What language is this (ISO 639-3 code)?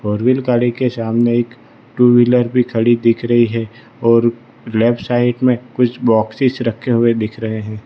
hin